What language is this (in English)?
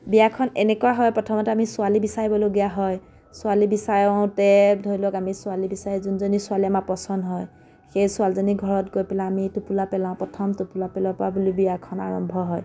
Assamese